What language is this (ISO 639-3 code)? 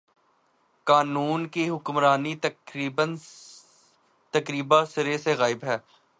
urd